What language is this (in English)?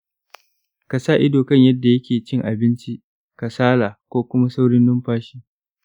Hausa